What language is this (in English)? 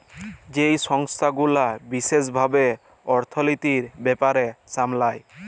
Bangla